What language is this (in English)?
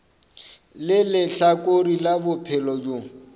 Northern Sotho